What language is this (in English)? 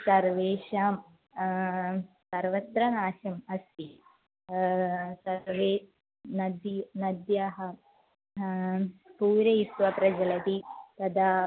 Sanskrit